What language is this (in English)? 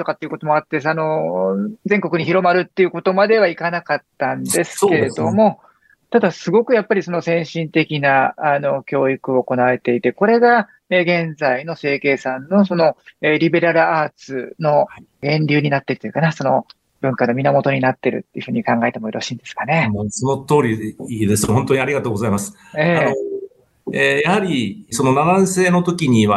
Japanese